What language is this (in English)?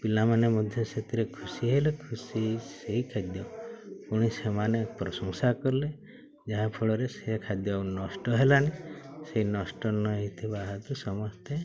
Odia